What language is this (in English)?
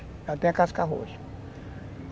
Portuguese